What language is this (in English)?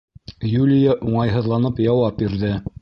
Bashkir